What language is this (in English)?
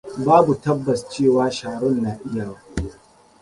Hausa